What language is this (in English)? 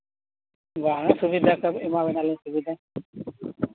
Santali